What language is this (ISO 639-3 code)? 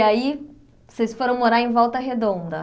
por